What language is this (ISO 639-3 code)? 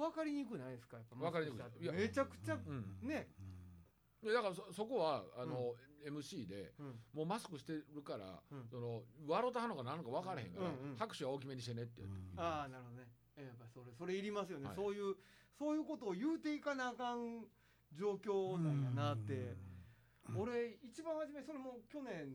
jpn